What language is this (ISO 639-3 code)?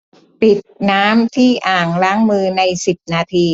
tha